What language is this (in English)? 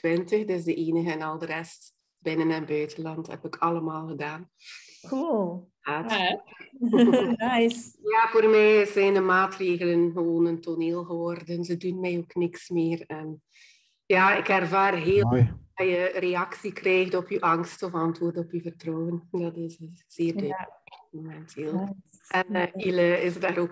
Dutch